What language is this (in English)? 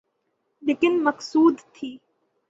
Urdu